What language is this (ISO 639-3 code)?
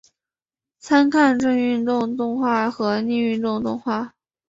zho